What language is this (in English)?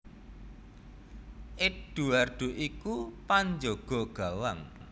Javanese